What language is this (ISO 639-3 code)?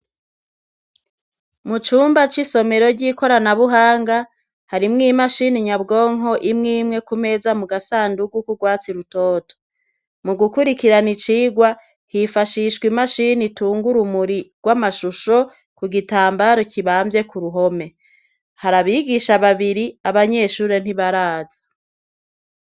run